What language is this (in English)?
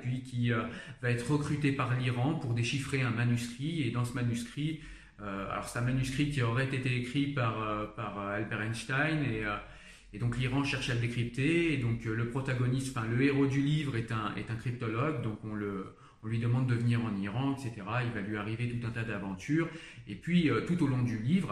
French